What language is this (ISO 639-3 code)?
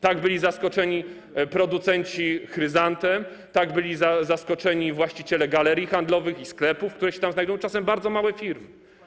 pol